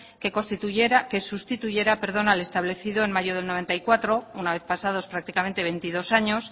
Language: Spanish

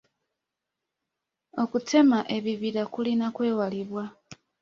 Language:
Ganda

